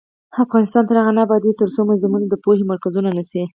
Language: Pashto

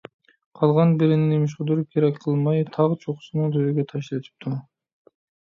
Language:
Uyghur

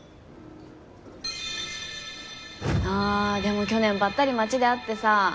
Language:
Japanese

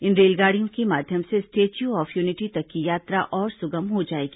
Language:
Hindi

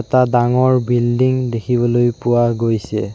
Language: Assamese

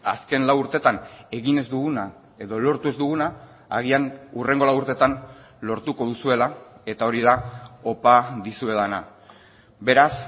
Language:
Basque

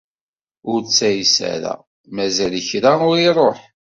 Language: Kabyle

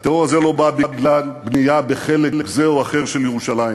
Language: Hebrew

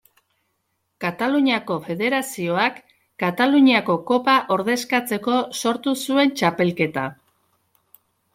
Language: Basque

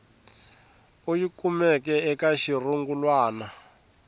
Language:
Tsonga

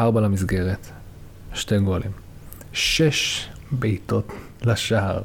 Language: Hebrew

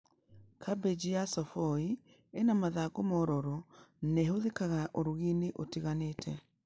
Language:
Kikuyu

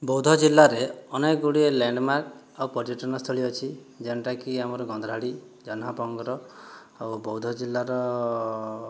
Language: Odia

